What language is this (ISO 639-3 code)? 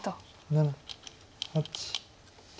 jpn